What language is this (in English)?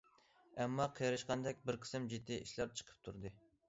Uyghur